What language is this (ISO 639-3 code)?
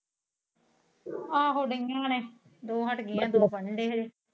pan